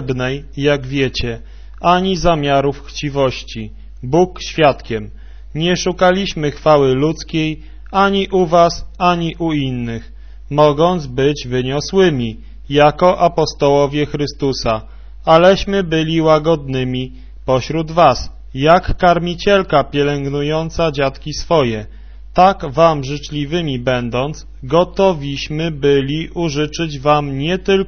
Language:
Polish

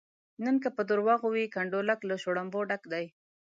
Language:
Pashto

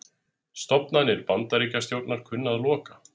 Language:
Icelandic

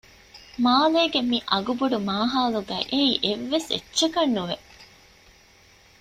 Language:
Divehi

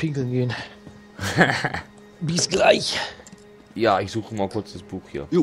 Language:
German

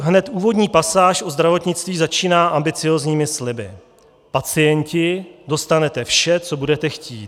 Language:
Czech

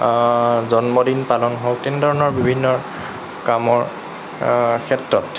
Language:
Assamese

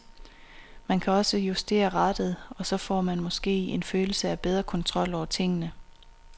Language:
Danish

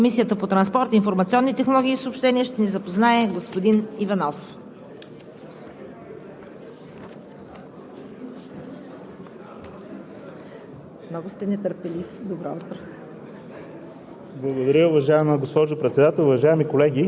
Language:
Bulgarian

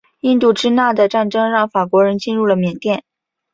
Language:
Chinese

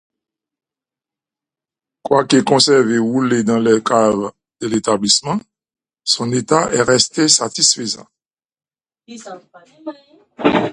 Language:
French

